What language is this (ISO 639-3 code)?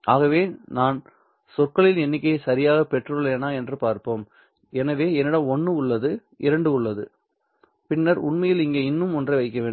tam